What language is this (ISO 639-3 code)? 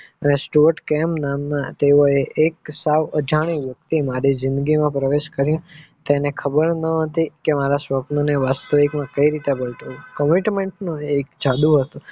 guj